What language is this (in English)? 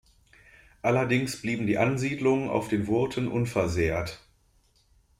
German